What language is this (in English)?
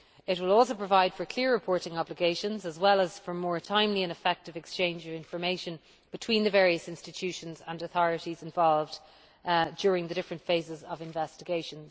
English